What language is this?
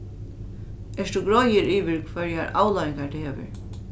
Faroese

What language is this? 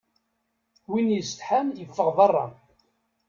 Kabyle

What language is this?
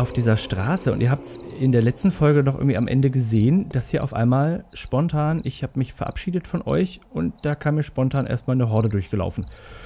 German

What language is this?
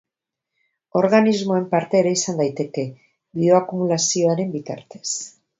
Basque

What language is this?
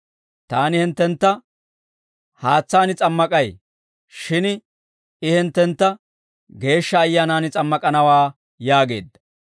Dawro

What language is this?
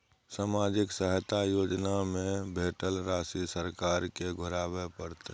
Maithili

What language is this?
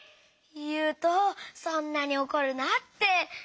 Japanese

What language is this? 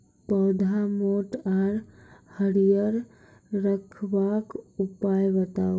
Maithili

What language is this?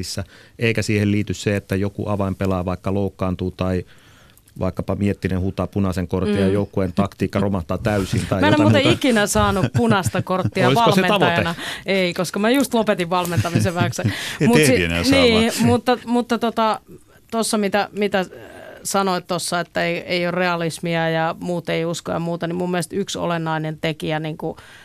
Finnish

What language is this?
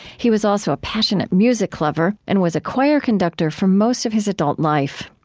English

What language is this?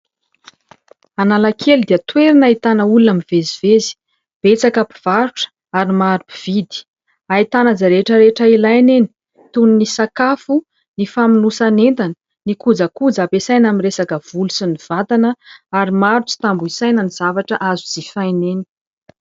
Malagasy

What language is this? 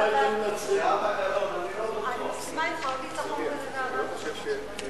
Hebrew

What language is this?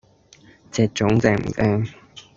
Cantonese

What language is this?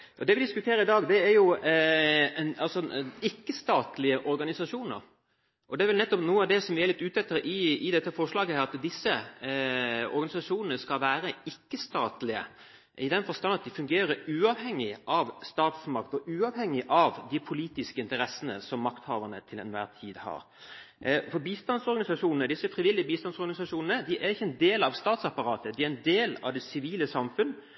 Norwegian Bokmål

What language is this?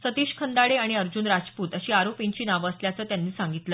Marathi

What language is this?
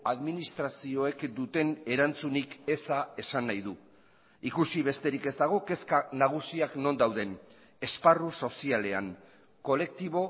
Basque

